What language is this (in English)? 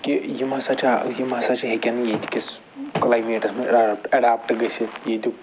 Kashmiri